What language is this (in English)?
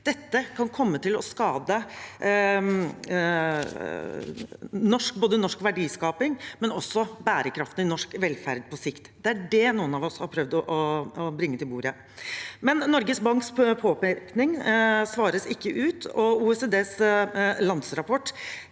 Norwegian